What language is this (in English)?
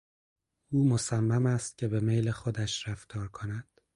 Persian